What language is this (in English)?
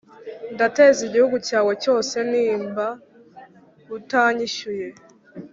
Kinyarwanda